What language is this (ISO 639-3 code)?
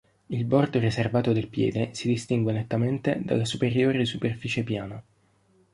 ita